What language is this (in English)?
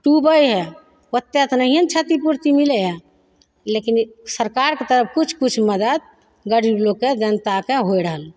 Maithili